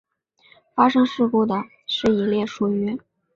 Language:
Chinese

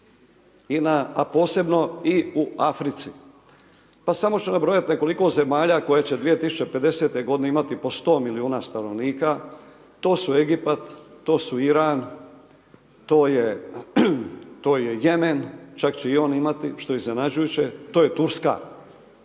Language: Croatian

